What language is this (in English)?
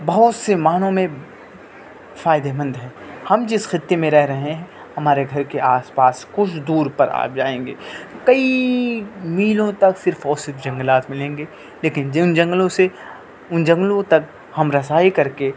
Urdu